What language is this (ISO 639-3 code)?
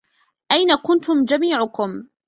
ara